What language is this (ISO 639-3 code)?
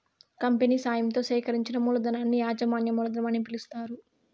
tel